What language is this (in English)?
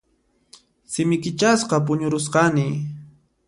Puno Quechua